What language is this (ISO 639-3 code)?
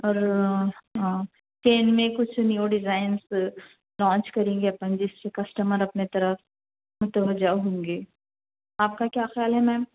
urd